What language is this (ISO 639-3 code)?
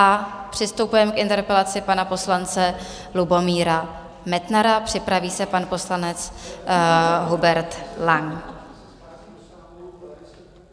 ces